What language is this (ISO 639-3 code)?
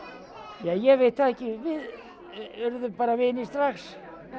isl